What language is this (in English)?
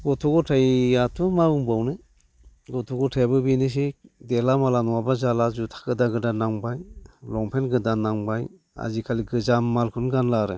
Bodo